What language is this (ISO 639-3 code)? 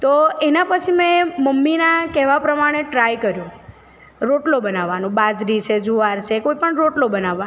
guj